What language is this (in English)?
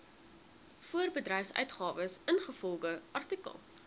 Afrikaans